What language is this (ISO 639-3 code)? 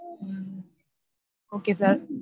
tam